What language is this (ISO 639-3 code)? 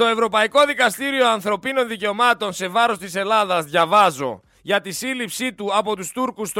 ell